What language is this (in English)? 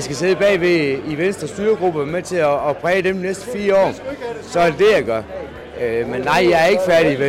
Danish